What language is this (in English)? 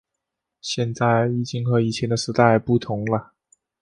Chinese